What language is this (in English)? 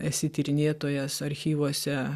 Lithuanian